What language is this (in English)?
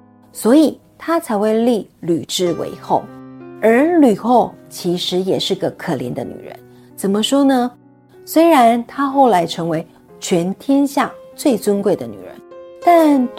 Chinese